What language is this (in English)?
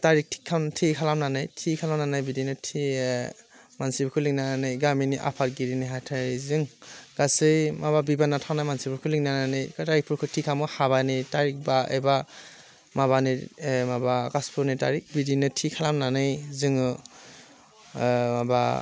Bodo